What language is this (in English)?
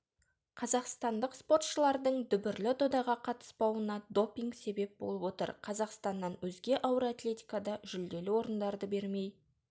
Kazakh